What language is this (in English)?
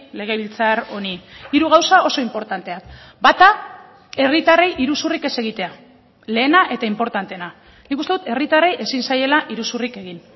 Basque